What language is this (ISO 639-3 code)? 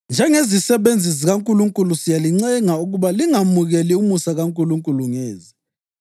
nde